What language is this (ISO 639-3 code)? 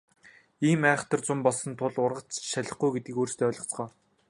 mon